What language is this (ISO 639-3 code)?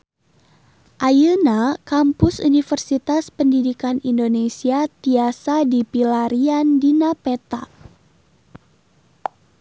sun